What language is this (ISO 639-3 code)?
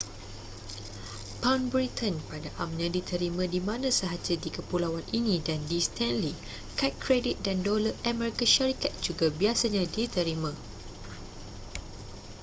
msa